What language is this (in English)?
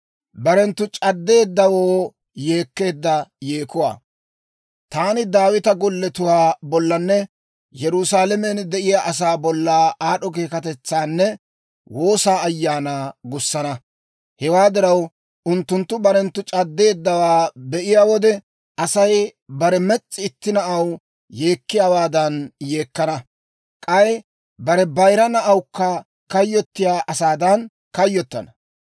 Dawro